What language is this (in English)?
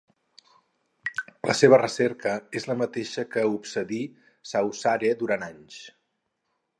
Catalan